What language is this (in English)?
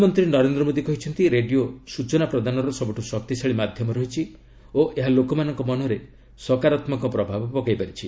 Odia